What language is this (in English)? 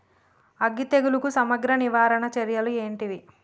Telugu